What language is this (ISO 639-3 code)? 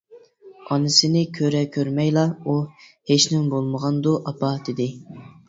uig